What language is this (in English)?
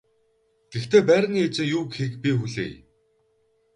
Mongolian